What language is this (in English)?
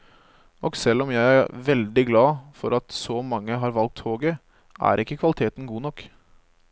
Norwegian